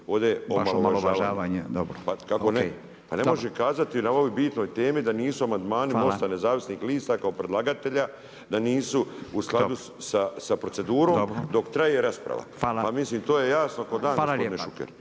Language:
Croatian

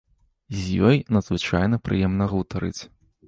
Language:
Belarusian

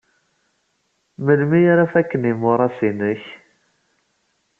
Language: Kabyle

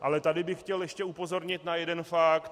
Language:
Czech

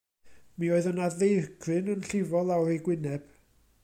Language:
Welsh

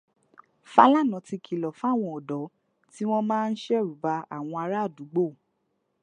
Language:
Yoruba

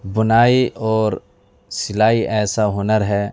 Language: Urdu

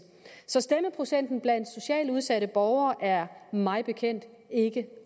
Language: Danish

